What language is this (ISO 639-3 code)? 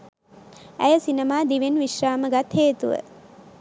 sin